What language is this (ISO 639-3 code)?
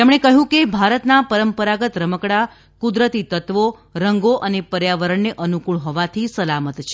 guj